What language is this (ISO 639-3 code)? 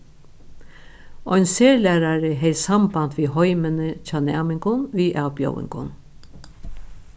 fao